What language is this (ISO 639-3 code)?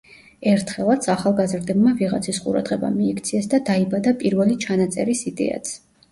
kat